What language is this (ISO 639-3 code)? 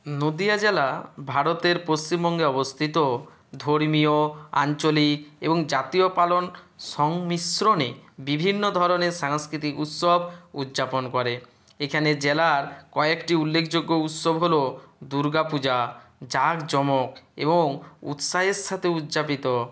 ben